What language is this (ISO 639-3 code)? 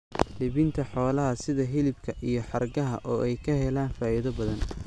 som